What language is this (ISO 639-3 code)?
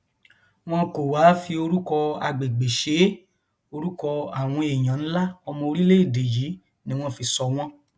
yor